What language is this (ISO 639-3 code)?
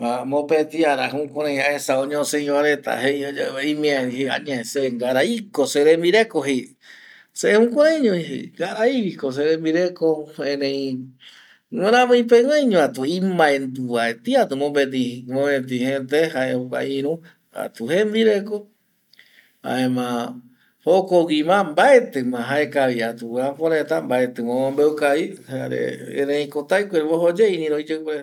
gui